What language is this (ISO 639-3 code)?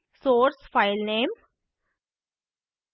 hin